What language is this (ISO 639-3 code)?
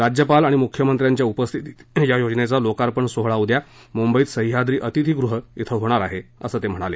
mar